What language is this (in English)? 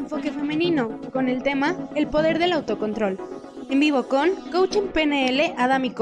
Spanish